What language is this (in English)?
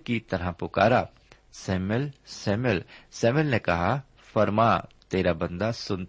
Urdu